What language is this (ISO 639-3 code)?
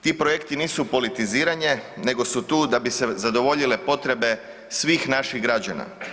hrv